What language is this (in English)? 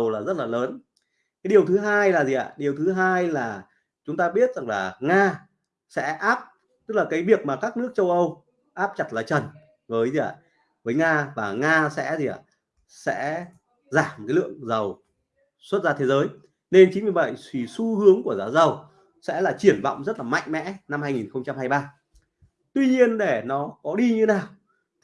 Vietnamese